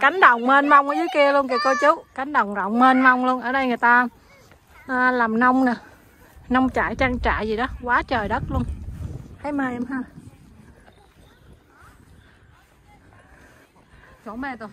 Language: Vietnamese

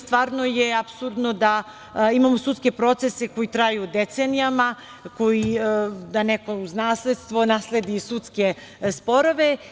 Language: Serbian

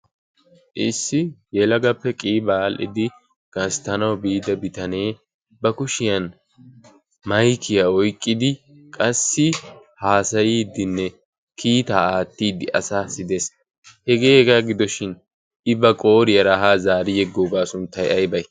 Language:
Wolaytta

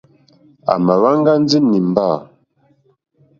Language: Mokpwe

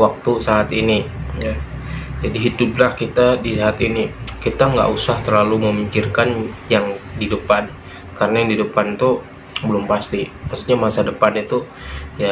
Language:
Indonesian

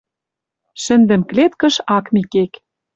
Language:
Western Mari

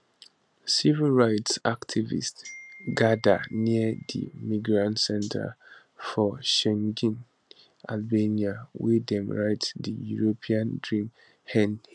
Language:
Nigerian Pidgin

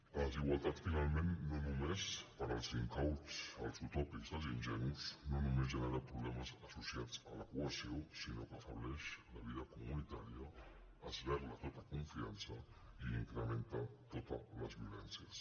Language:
Catalan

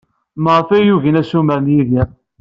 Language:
Kabyle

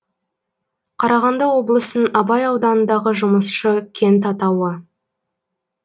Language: Kazakh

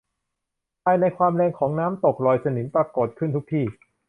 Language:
Thai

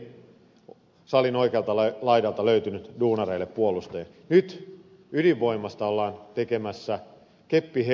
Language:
Finnish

